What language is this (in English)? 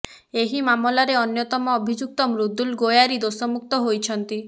Odia